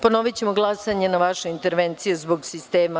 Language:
Serbian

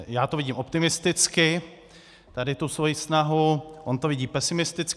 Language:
Czech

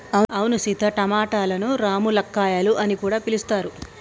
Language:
Telugu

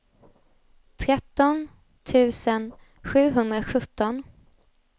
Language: Swedish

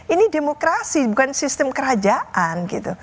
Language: Indonesian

